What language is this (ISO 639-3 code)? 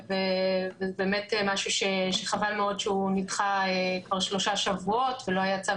heb